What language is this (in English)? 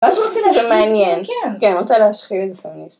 Hebrew